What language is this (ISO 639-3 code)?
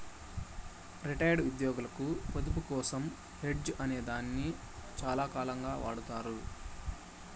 tel